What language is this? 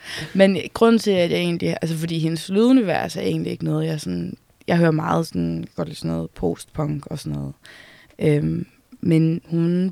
Danish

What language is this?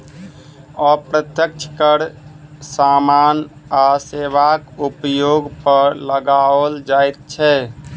Maithili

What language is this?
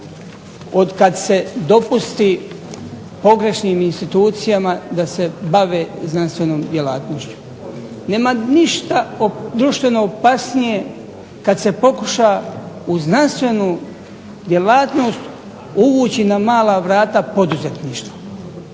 Croatian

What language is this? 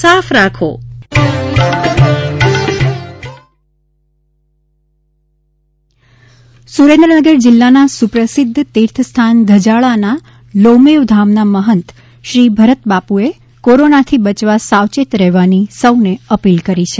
Gujarati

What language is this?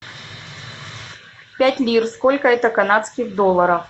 Russian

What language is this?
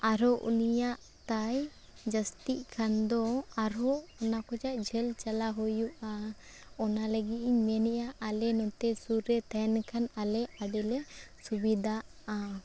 Santali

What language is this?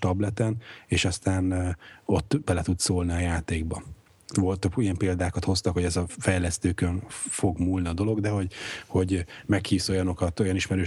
Hungarian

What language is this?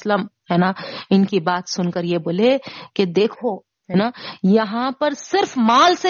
Urdu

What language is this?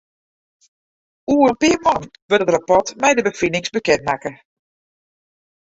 Western Frisian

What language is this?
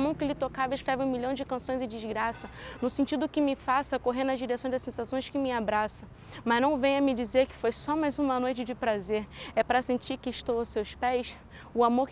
Portuguese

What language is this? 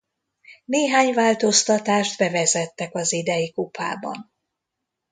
Hungarian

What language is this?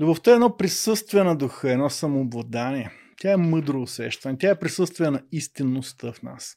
Bulgarian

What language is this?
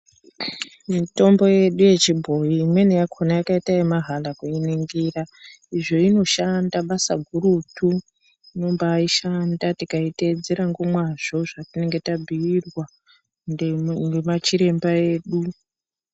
Ndau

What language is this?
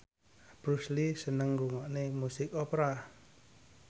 Javanese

